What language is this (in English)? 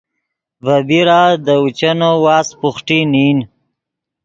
Yidgha